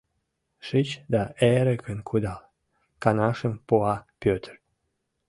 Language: Mari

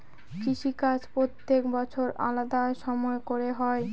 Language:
Bangla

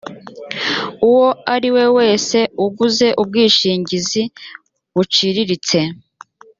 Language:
Kinyarwanda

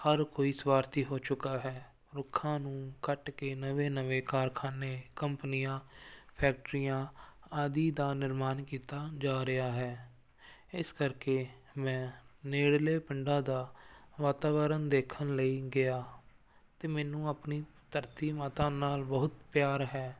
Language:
Punjabi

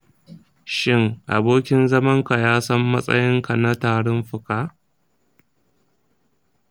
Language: Hausa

